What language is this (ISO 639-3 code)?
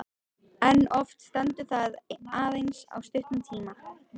isl